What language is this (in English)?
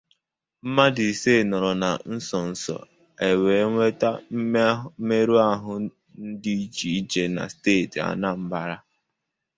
Igbo